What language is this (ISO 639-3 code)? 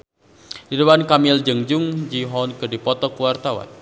sun